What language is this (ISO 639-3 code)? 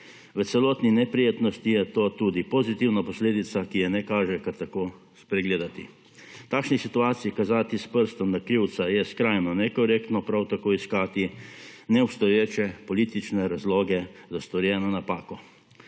slv